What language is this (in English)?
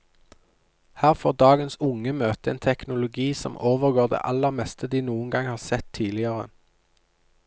Norwegian